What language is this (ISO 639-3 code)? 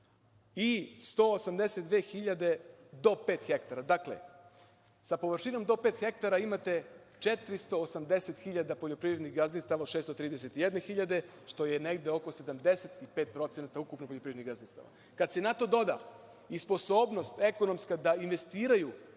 srp